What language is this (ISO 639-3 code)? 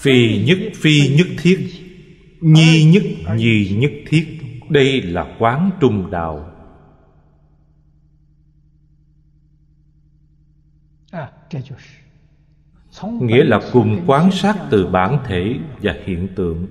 vie